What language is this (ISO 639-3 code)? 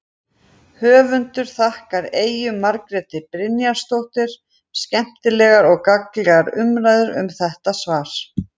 isl